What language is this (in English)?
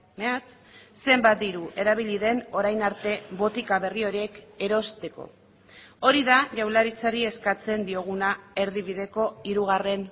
Basque